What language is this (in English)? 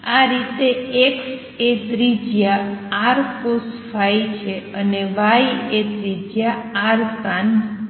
Gujarati